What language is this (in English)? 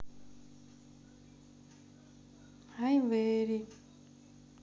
Russian